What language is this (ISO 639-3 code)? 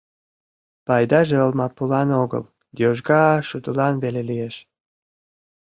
chm